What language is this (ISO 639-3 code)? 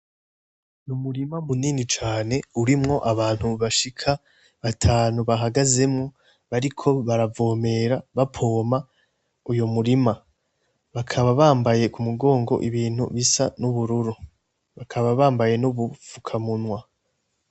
run